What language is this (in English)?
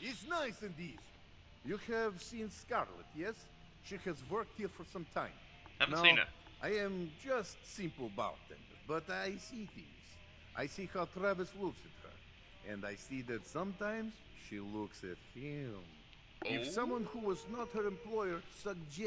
English